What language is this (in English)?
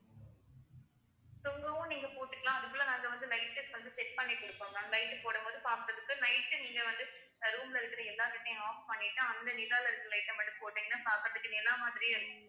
Tamil